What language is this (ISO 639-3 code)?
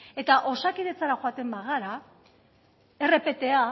eus